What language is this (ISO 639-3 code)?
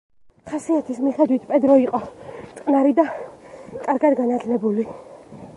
kat